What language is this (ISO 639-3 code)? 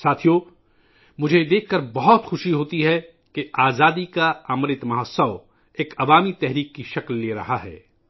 urd